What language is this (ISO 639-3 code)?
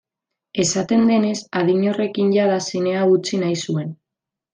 eus